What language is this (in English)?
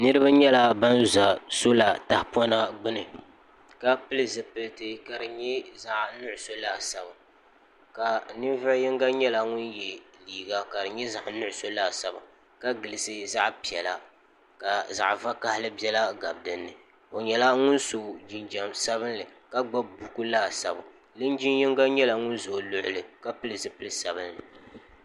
Dagbani